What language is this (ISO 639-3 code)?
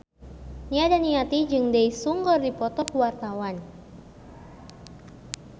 sun